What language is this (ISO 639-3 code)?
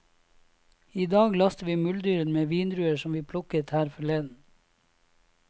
nor